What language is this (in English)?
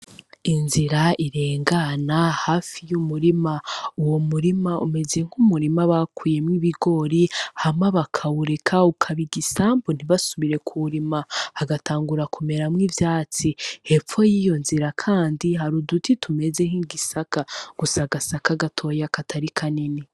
Rundi